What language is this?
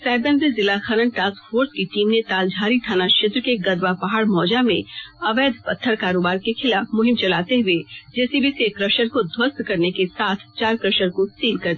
Hindi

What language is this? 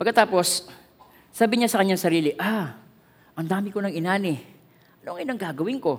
Filipino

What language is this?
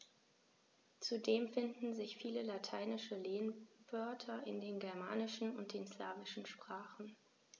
German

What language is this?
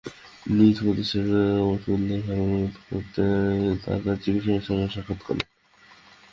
Bangla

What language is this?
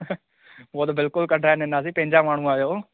Sindhi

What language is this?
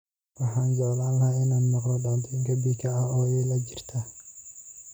Somali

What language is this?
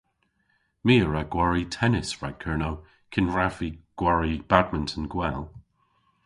Cornish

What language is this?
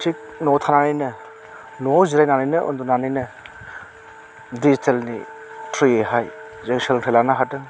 Bodo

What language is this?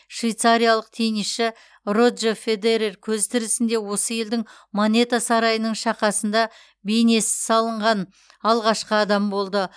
Kazakh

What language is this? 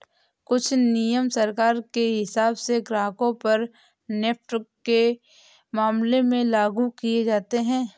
Hindi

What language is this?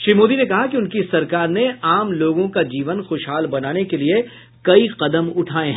Hindi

